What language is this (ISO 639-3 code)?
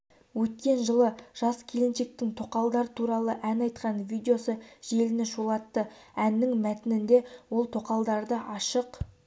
kaz